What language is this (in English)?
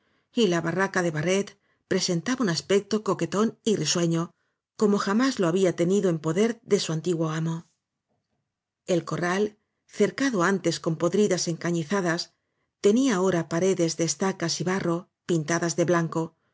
Spanish